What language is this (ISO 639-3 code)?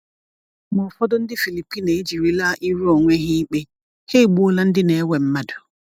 ibo